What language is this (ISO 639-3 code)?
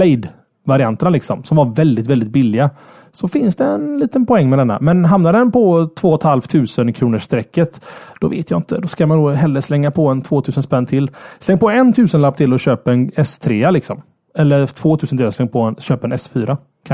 swe